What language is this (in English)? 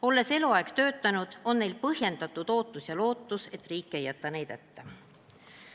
Estonian